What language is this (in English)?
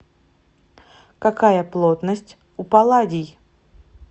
Russian